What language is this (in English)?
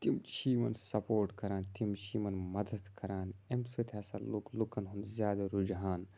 Kashmiri